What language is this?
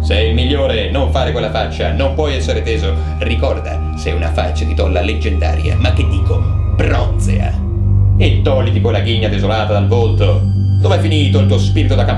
Italian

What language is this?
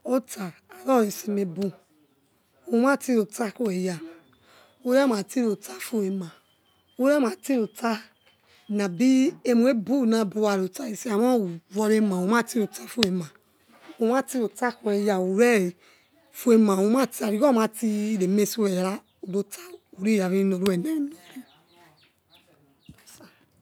Yekhee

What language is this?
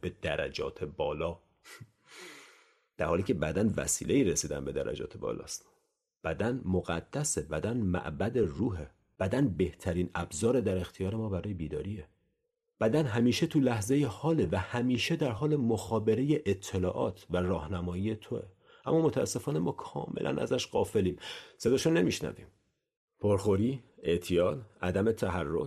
Persian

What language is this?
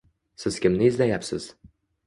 Uzbek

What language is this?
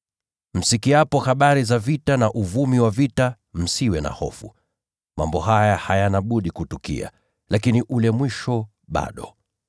Swahili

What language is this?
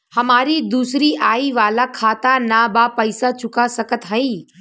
Bhojpuri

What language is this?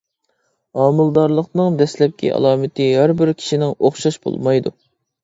Uyghur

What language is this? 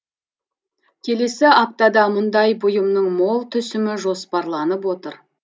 Kazakh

